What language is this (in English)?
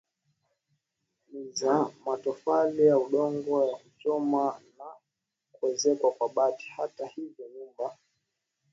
Swahili